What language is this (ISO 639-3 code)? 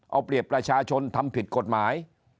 tha